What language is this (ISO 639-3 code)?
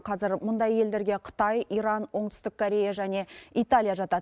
kaz